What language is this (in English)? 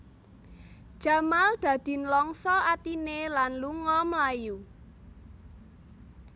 Javanese